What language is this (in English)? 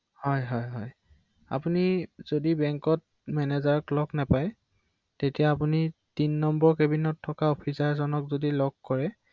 Assamese